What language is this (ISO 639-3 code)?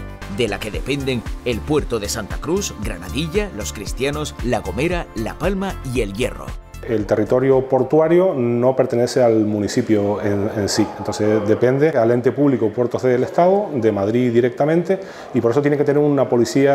spa